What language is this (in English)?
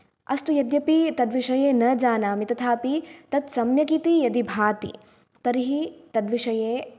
Sanskrit